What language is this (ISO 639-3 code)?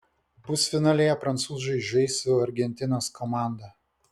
lit